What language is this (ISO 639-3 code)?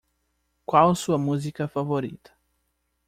por